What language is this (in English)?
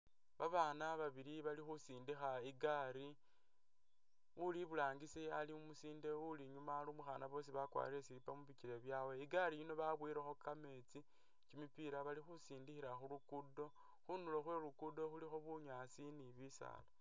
Masaaba